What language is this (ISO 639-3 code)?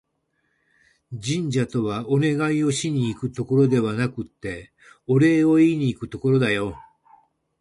jpn